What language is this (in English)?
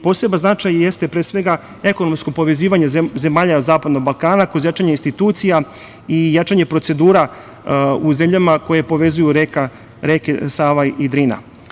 Serbian